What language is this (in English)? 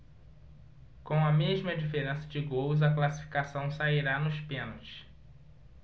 Portuguese